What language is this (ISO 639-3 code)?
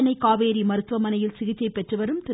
tam